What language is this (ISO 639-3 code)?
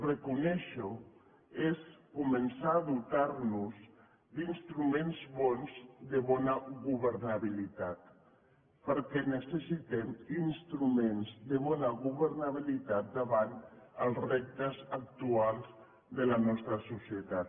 cat